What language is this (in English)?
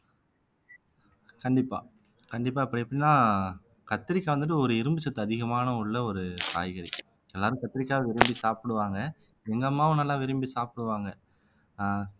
Tamil